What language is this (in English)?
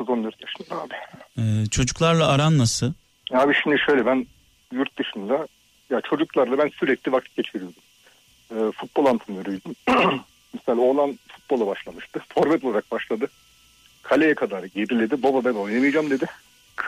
Turkish